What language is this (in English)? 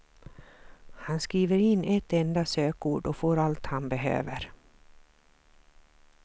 Swedish